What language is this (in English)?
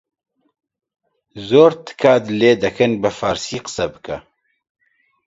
Central Kurdish